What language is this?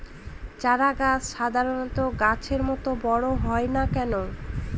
Bangla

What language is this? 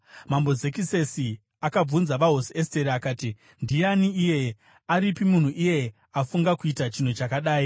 Shona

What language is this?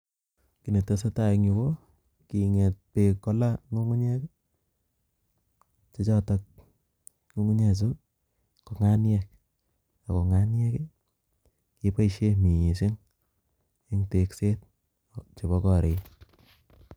Kalenjin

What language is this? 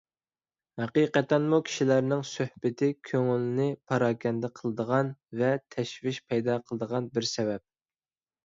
Uyghur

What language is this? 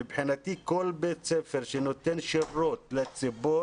Hebrew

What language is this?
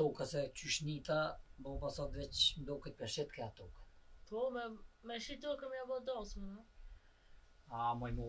Romanian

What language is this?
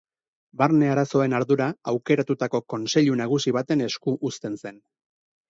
Basque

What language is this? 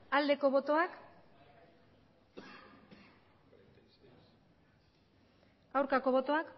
Basque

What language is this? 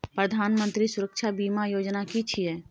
Maithili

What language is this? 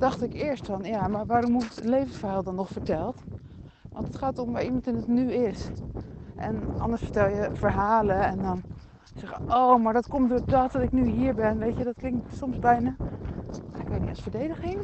Dutch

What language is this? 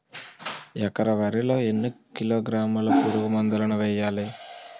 Telugu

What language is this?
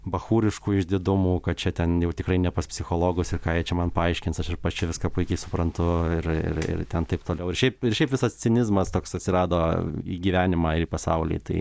Lithuanian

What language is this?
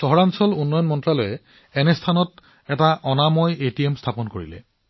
Assamese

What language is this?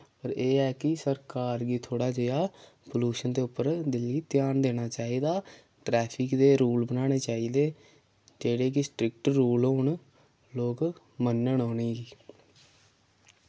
Dogri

